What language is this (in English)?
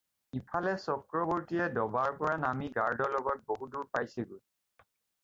Assamese